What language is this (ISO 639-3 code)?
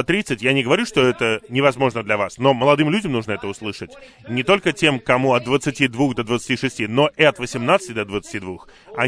rus